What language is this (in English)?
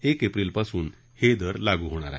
Marathi